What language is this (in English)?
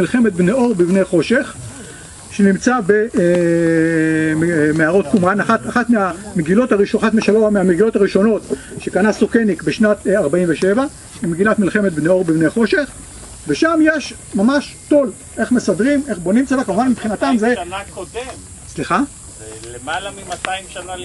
Hebrew